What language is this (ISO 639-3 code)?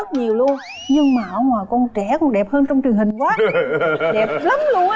vie